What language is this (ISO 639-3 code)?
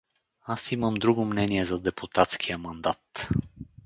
bul